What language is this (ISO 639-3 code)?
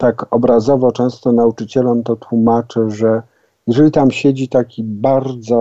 pol